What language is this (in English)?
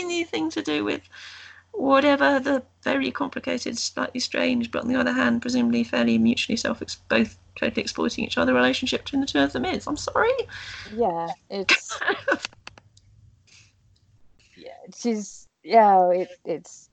English